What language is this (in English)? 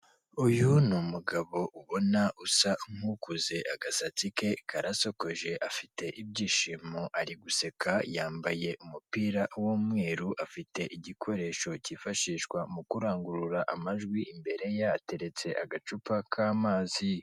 Kinyarwanda